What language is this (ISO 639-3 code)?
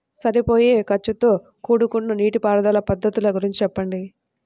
tel